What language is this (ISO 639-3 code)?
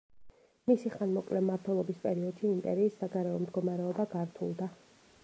kat